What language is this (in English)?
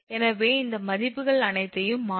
Tamil